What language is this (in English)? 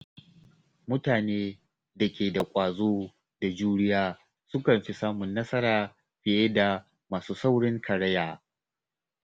Hausa